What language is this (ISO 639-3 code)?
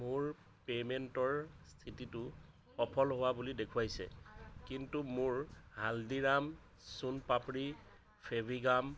asm